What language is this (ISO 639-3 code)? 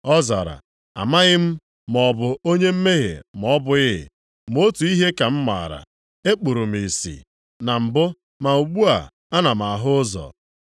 ibo